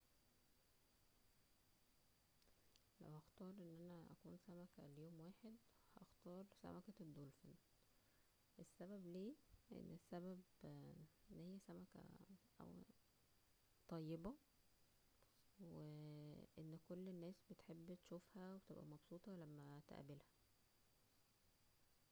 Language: Egyptian Arabic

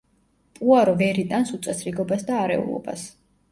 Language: Georgian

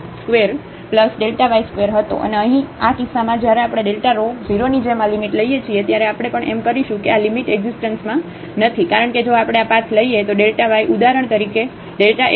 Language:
Gujarati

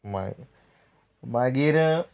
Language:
Konkani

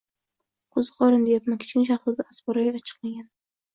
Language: Uzbek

